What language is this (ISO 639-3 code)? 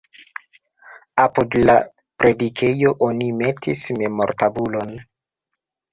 epo